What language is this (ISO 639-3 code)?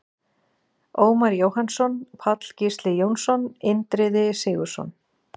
isl